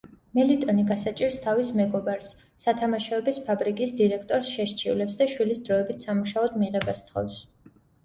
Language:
Georgian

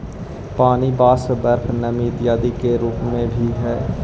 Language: Magahi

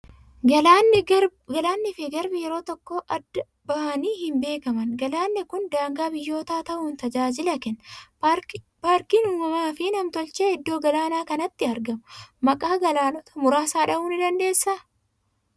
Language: Oromo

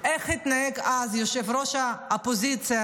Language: Hebrew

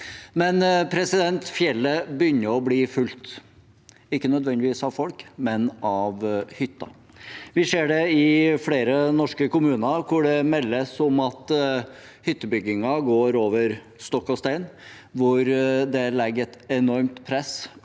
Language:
Norwegian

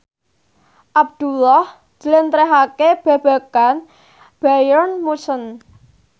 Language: Javanese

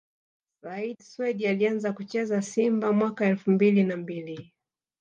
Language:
Swahili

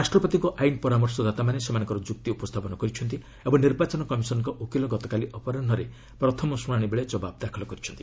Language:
Odia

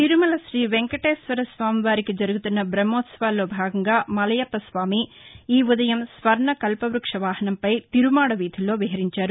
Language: Telugu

